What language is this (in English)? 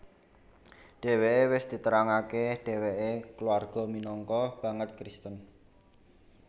Javanese